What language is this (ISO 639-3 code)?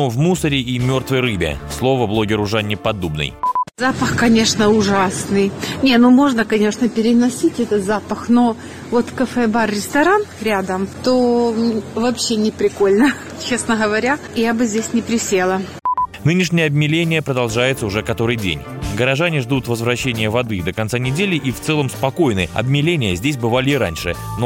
rus